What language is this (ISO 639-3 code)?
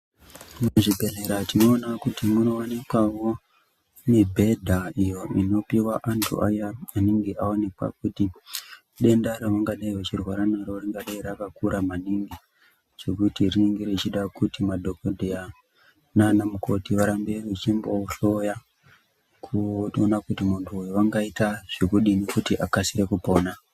ndc